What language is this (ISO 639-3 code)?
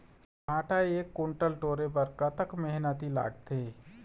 hne